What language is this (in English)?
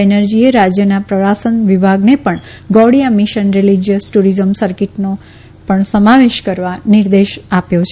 Gujarati